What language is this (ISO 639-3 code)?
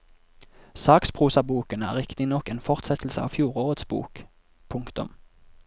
nor